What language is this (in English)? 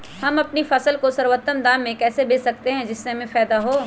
Magahi